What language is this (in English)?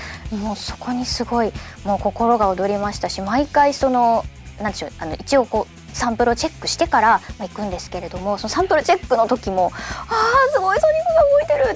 Japanese